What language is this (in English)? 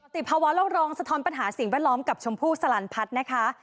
Thai